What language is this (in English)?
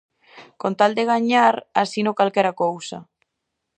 Galician